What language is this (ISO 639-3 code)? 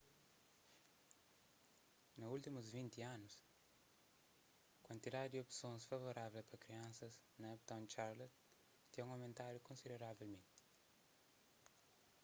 kea